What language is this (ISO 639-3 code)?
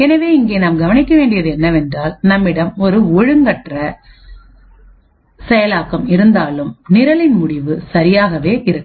tam